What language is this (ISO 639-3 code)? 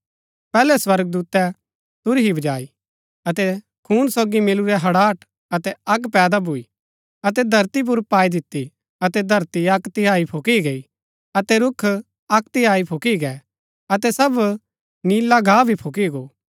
gbk